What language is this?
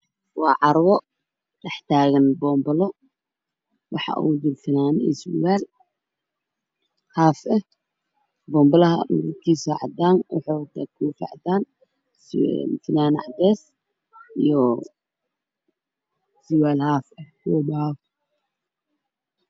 Somali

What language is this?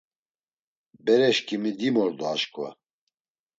Laz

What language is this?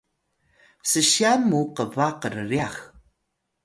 Atayal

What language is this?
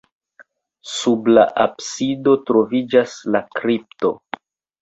Esperanto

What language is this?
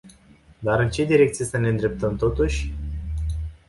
Romanian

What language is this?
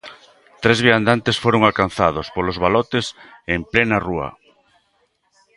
Galician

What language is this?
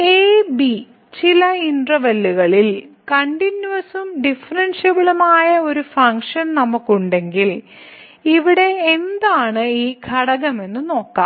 Malayalam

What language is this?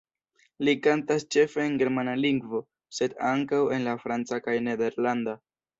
Esperanto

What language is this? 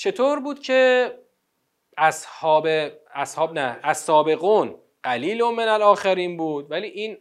Persian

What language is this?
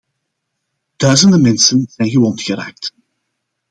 Dutch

